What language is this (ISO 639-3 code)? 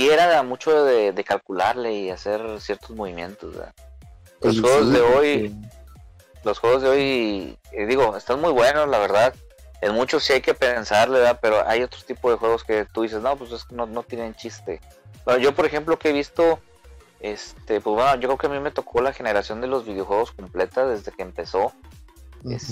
spa